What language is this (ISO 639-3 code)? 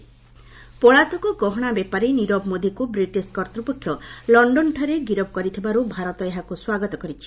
ori